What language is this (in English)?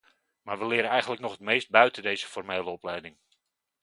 Dutch